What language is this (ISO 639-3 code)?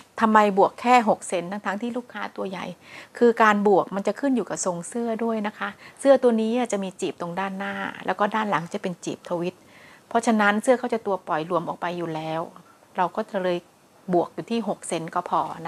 tha